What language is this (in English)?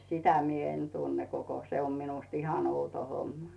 Finnish